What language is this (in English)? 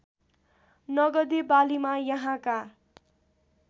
Nepali